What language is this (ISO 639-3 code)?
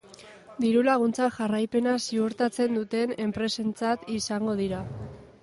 eus